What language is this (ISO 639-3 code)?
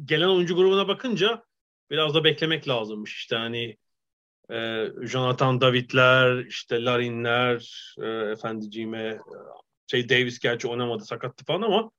tur